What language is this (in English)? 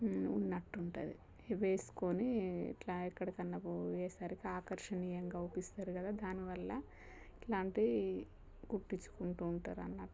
Telugu